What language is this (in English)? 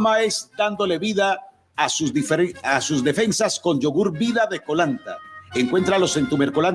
Spanish